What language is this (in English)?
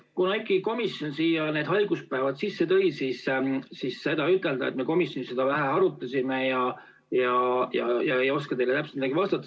Estonian